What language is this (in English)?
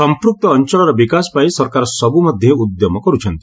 Odia